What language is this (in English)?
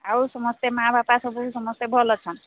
Odia